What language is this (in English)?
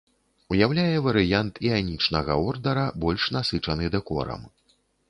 Belarusian